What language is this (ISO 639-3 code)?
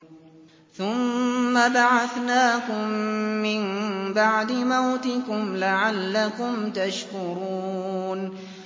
ara